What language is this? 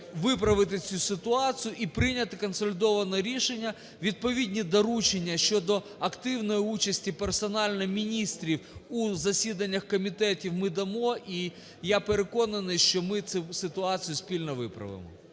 Ukrainian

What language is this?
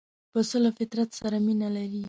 Pashto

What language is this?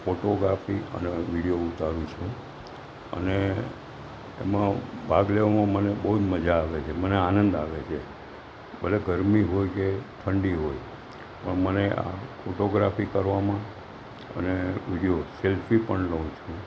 Gujarati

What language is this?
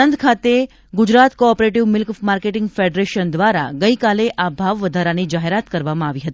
Gujarati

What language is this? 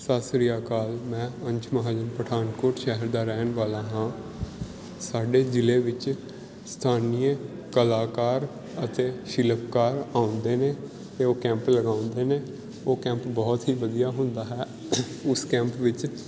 Punjabi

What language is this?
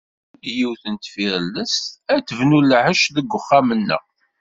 Kabyle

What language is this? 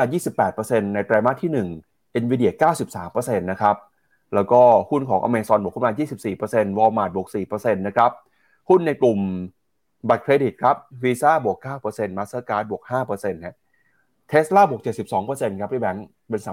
Thai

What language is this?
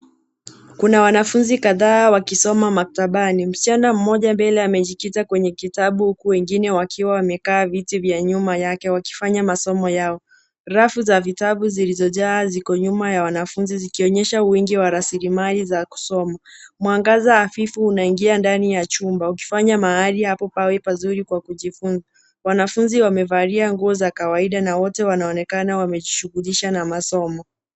Swahili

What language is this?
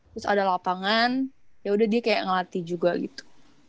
Indonesian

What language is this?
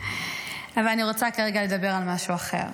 Hebrew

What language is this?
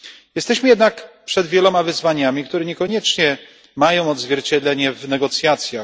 Polish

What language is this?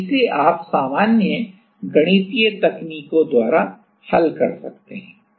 Hindi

